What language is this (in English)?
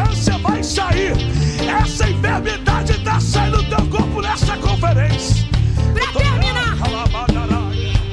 Portuguese